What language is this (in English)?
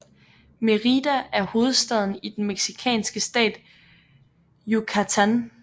Danish